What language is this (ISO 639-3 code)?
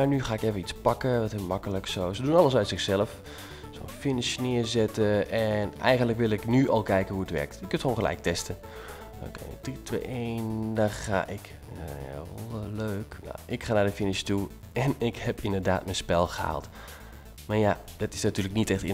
nld